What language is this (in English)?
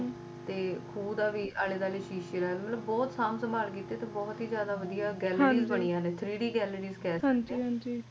Punjabi